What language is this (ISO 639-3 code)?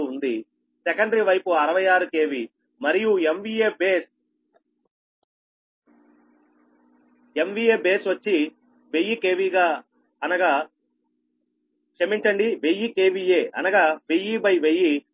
tel